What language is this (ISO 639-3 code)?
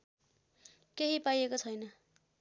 nep